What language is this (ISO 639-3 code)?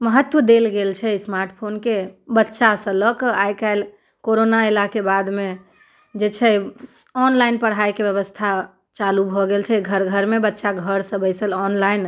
mai